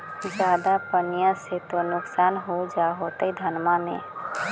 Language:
Magahi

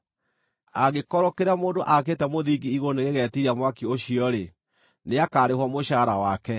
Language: Kikuyu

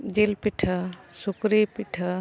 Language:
Santali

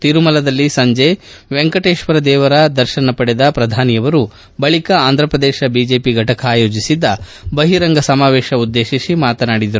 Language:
Kannada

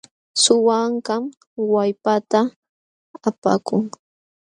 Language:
Jauja Wanca Quechua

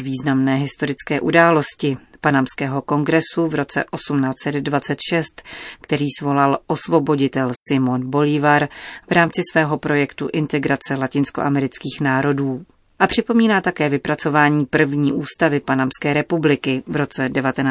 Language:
Czech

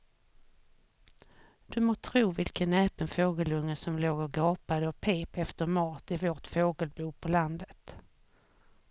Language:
Swedish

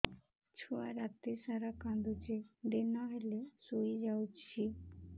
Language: Odia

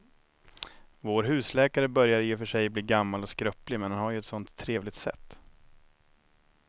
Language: Swedish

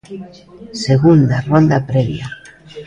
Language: Galician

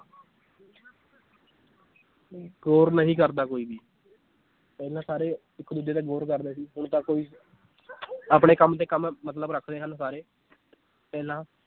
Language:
Punjabi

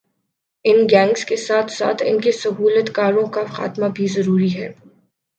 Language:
Urdu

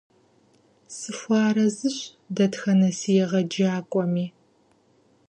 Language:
Kabardian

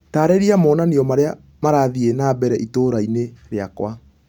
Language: Kikuyu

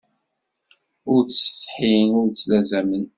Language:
Kabyle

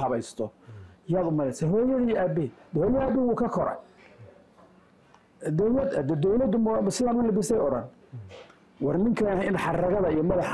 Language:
Arabic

